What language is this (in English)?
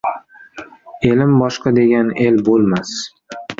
Uzbek